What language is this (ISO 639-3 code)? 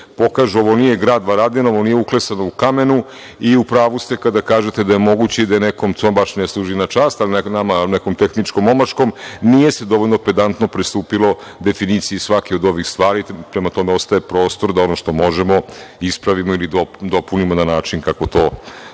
srp